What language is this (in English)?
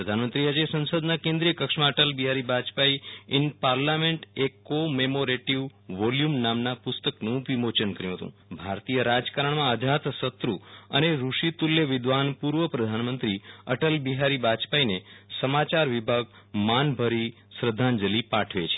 Gujarati